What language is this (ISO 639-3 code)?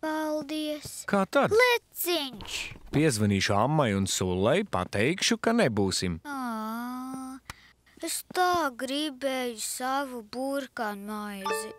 lav